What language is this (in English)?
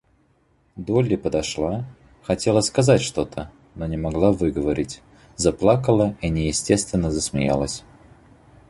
Russian